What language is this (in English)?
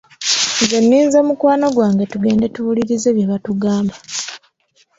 Ganda